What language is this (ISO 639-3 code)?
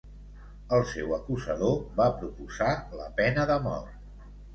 cat